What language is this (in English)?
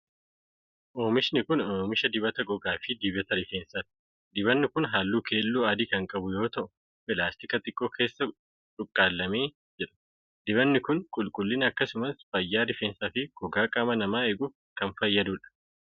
Oromo